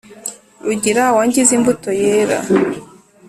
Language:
Kinyarwanda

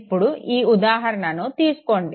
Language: Telugu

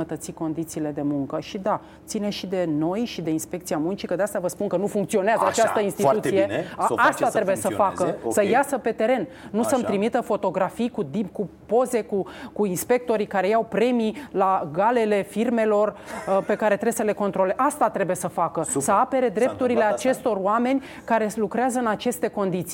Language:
Romanian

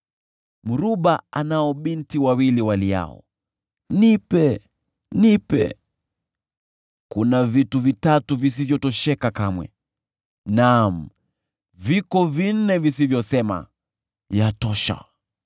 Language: Swahili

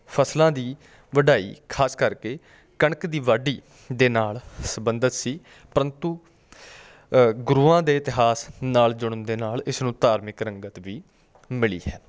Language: Punjabi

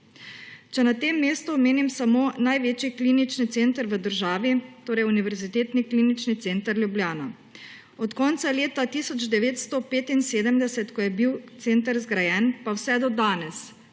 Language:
Slovenian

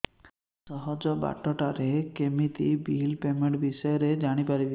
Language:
Odia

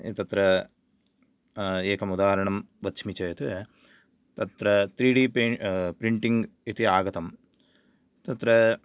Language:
Sanskrit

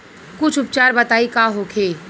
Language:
Bhojpuri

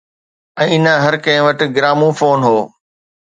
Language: Sindhi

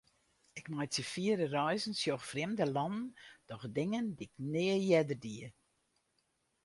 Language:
Western Frisian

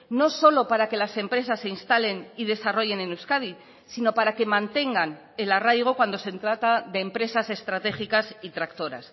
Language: Spanish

